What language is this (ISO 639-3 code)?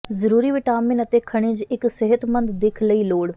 pan